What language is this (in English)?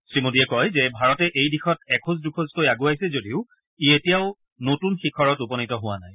Assamese